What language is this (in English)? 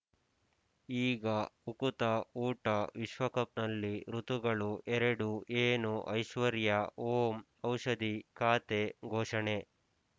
Kannada